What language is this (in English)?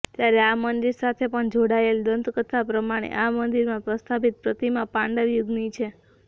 Gujarati